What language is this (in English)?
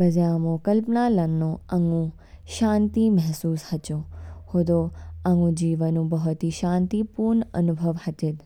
Kinnauri